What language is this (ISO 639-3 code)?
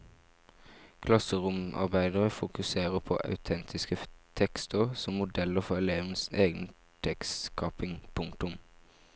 nor